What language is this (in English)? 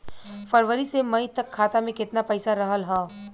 Bhojpuri